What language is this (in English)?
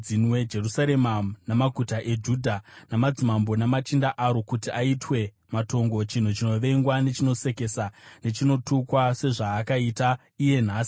Shona